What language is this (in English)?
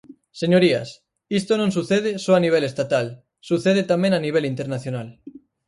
Galician